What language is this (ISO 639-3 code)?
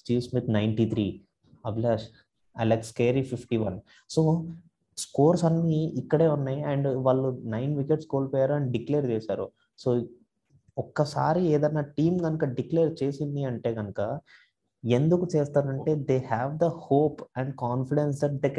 tel